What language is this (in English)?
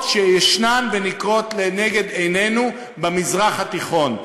Hebrew